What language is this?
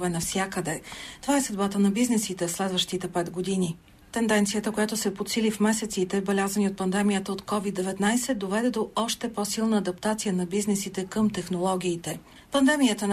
Bulgarian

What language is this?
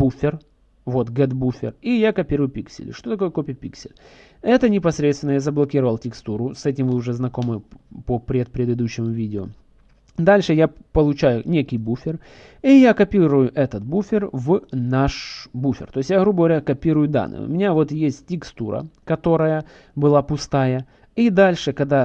Russian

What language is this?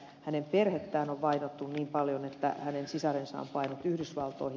Finnish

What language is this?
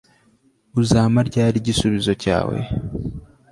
Kinyarwanda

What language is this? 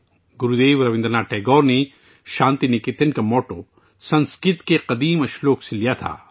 Urdu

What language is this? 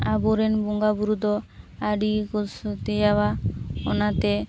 Santali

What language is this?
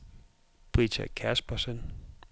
Danish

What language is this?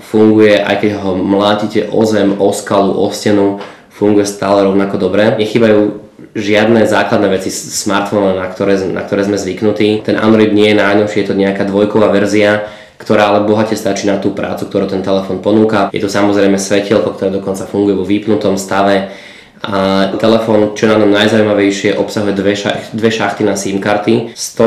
Slovak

